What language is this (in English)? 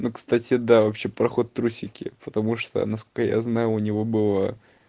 Russian